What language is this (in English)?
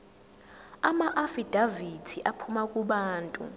Zulu